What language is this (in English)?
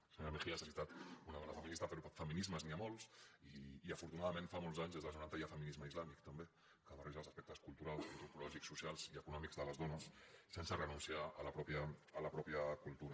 Catalan